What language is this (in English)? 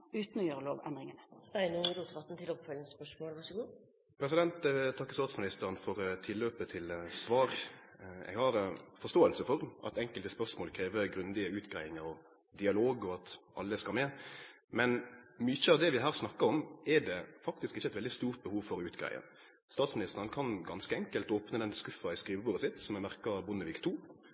Norwegian